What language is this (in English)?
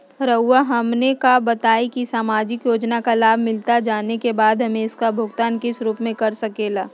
Magahi